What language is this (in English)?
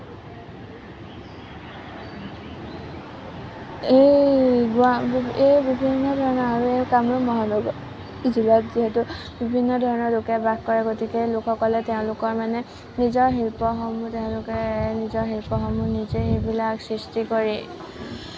Assamese